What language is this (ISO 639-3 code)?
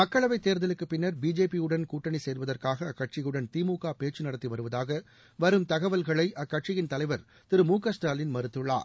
tam